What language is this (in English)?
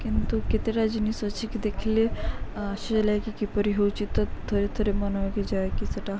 Odia